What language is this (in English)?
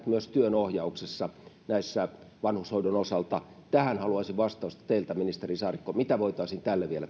Finnish